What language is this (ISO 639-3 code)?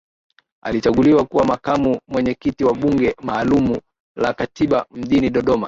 swa